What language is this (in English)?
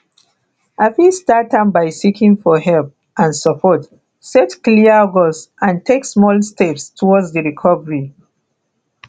Nigerian Pidgin